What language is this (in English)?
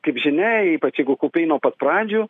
Lithuanian